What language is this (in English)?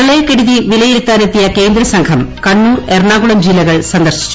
Malayalam